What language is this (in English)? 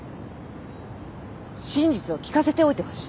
Japanese